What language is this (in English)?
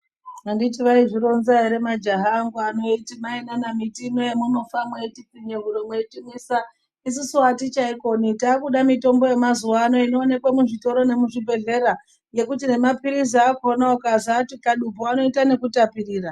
Ndau